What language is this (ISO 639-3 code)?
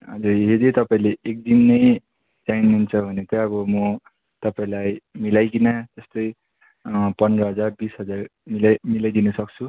nep